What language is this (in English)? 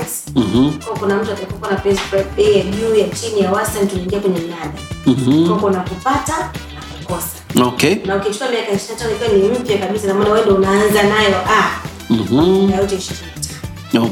Swahili